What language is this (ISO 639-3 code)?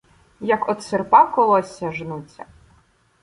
ukr